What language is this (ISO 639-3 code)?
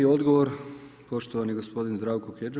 hrv